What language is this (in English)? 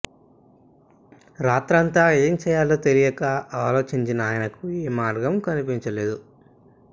Telugu